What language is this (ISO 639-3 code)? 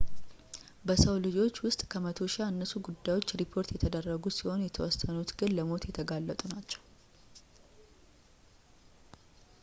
amh